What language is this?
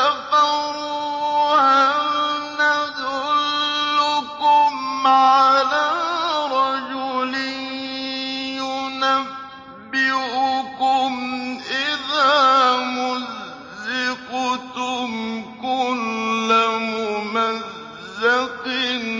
Arabic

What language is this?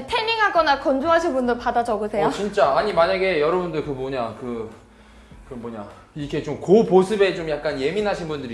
Korean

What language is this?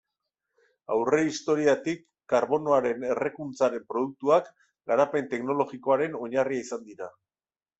Basque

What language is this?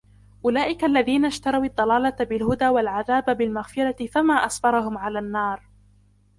Arabic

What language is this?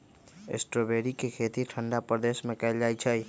Magahi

